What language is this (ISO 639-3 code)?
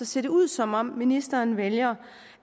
dan